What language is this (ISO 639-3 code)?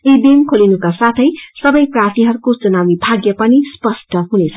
nep